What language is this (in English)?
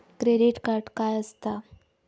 Marathi